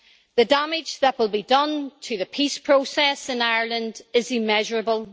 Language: English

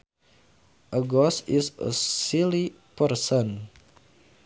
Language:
Sundanese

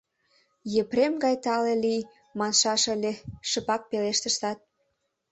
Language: Mari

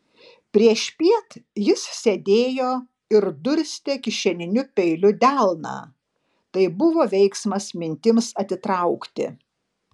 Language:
Lithuanian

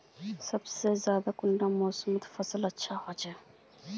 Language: Magahi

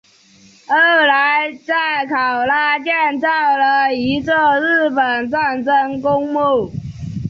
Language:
Chinese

